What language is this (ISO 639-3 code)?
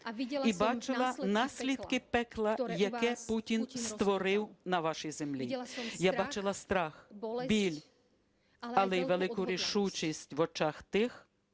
ukr